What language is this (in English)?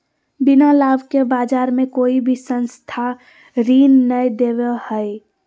Magahi